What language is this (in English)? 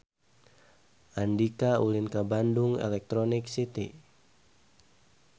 Sundanese